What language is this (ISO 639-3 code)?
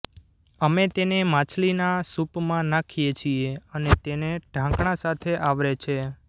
guj